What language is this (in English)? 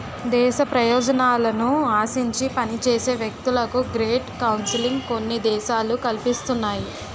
Telugu